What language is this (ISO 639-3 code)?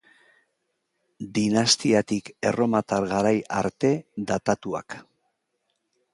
eus